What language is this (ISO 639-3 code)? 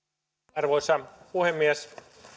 fin